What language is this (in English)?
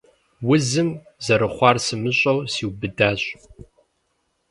Kabardian